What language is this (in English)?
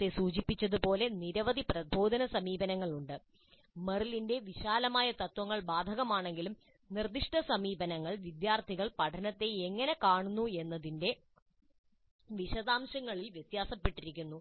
Malayalam